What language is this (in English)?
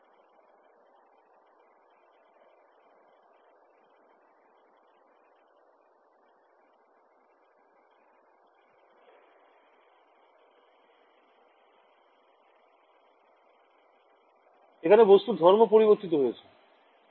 Bangla